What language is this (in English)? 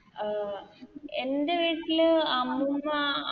Malayalam